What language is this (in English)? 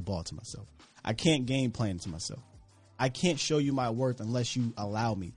English